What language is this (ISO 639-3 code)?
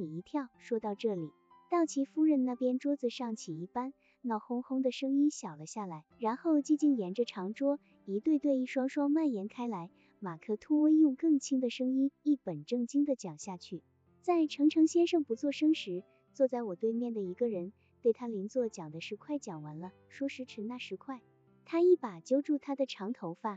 zho